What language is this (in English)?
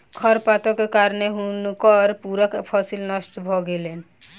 Maithili